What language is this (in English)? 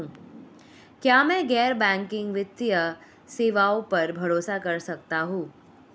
Hindi